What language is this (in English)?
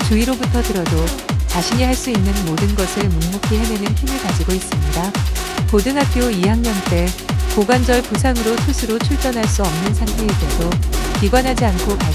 Korean